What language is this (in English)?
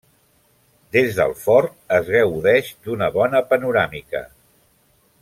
Catalan